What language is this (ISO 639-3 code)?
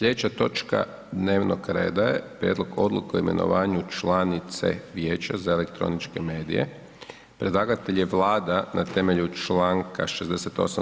hrv